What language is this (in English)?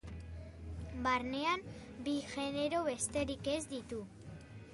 Basque